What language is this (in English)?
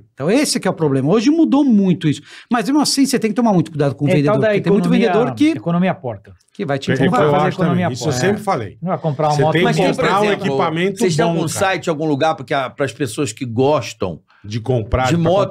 Portuguese